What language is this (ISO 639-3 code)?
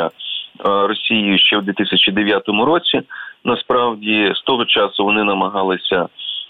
ukr